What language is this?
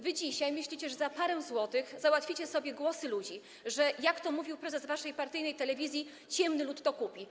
Polish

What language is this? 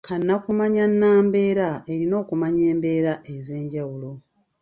Ganda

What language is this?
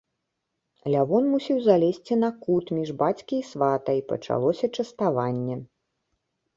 Belarusian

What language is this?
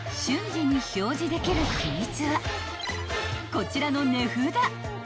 Japanese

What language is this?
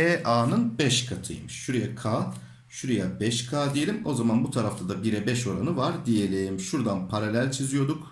Turkish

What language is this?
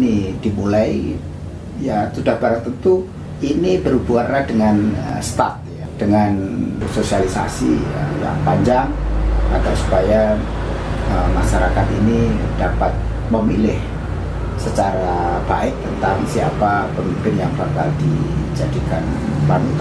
Indonesian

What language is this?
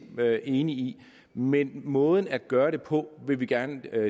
Danish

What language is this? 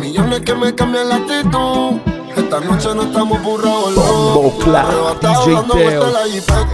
Italian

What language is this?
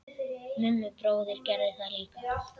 Icelandic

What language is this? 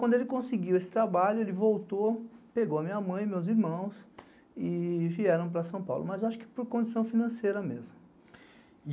Portuguese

